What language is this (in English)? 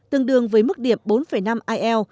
Vietnamese